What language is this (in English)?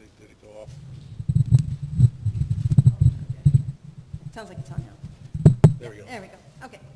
English